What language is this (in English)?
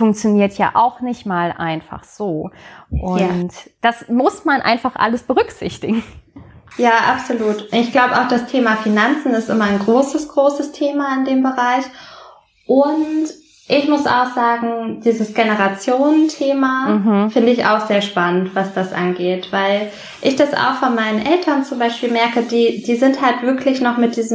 German